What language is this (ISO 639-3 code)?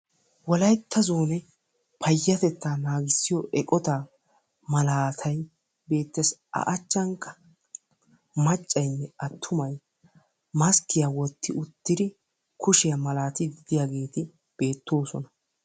wal